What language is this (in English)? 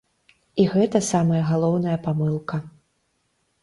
Belarusian